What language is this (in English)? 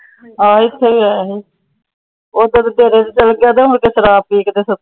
Punjabi